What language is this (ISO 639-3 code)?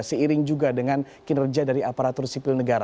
ind